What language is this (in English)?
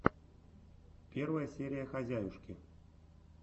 Russian